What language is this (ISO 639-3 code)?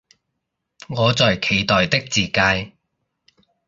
yue